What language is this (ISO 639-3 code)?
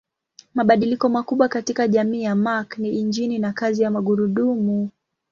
swa